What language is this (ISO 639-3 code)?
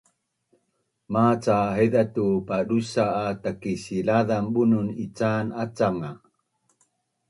bnn